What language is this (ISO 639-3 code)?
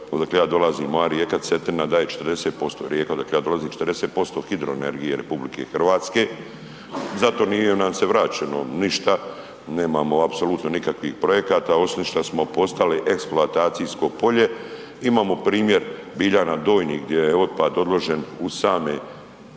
hrv